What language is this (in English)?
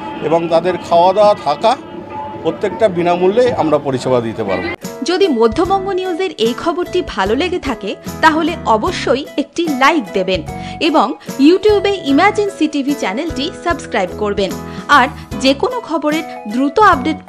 Bangla